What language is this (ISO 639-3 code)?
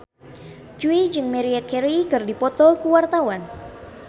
sun